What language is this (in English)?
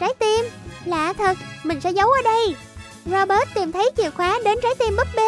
Vietnamese